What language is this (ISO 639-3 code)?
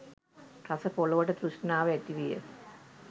sin